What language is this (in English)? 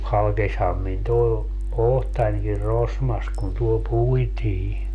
Finnish